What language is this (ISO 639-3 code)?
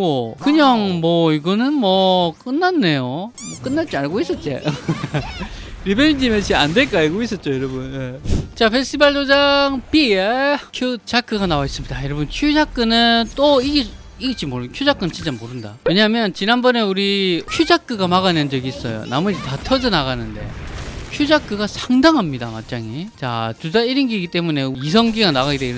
kor